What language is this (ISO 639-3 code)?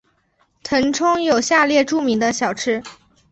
zho